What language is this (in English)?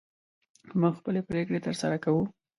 Pashto